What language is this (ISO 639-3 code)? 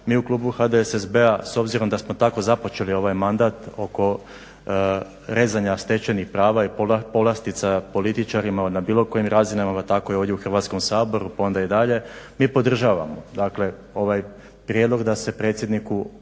hrv